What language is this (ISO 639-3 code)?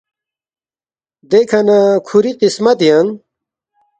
bft